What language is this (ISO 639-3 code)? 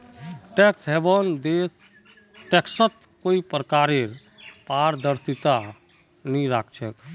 mag